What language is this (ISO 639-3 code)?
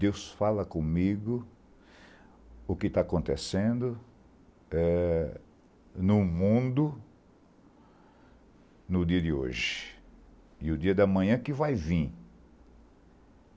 por